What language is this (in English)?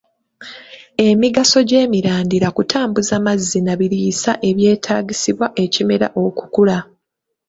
Ganda